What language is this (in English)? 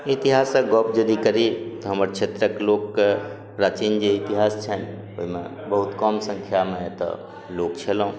Maithili